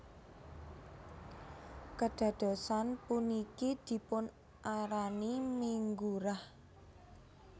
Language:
Javanese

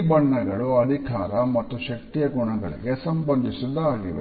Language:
Kannada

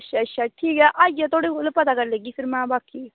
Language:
Dogri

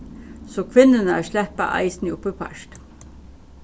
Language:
Faroese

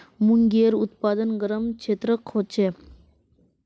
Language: Magahi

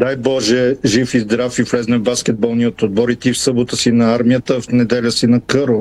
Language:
Bulgarian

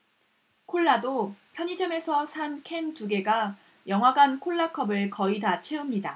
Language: Korean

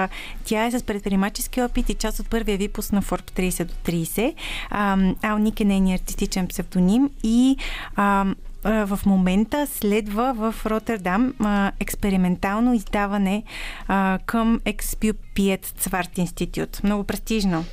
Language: Bulgarian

